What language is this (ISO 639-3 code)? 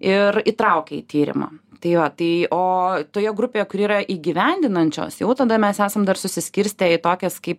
lit